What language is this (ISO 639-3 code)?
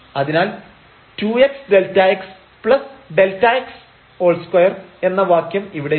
mal